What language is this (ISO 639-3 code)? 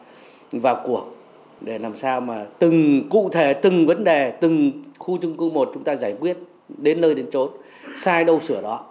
vie